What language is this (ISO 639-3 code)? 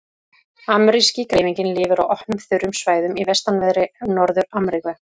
isl